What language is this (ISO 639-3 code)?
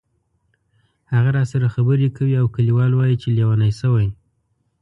pus